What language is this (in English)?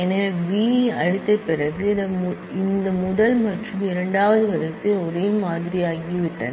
Tamil